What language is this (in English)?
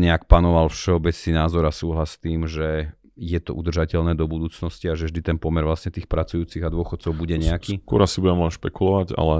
Slovak